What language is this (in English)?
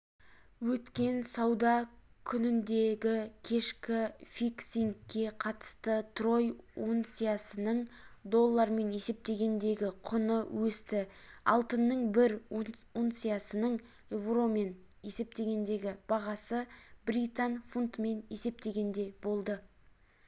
Kazakh